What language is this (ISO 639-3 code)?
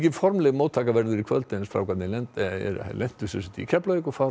isl